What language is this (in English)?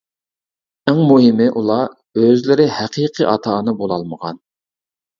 Uyghur